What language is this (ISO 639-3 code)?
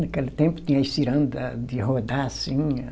por